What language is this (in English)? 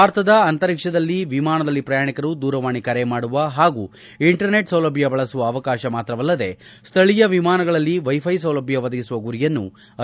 Kannada